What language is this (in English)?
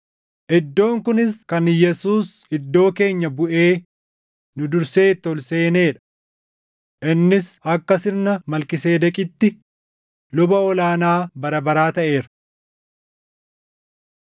Oromo